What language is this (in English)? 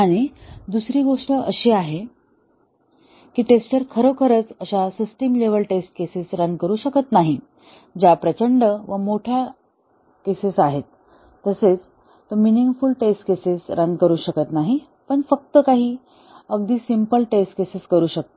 Marathi